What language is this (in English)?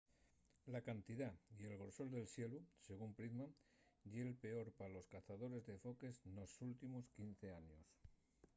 Asturian